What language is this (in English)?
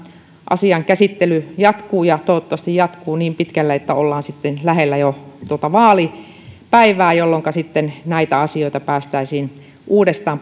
Finnish